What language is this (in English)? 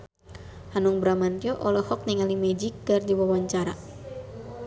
Sundanese